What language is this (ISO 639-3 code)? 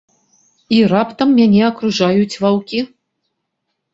bel